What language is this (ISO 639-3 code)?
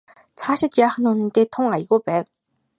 mon